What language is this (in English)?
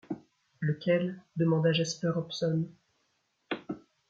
French